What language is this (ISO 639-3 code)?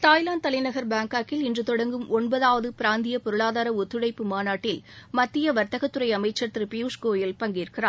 tam